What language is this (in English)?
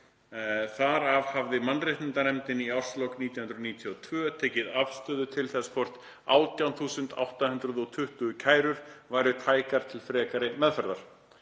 Icelandic